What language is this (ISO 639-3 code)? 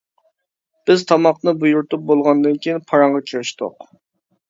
uig